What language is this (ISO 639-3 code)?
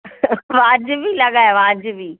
snd